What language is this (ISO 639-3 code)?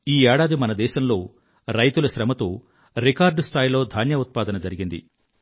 tel